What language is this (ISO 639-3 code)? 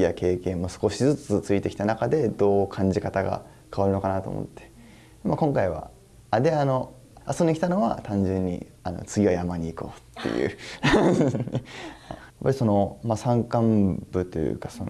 jpn